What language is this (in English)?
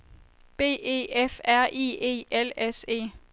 Danish